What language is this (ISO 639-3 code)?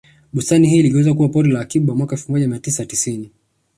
swa